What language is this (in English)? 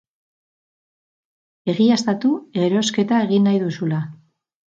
Basque